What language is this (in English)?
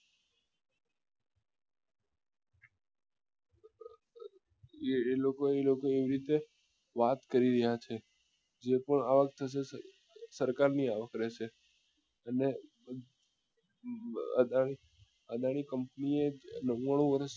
Gujarati